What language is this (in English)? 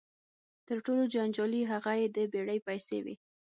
Pashto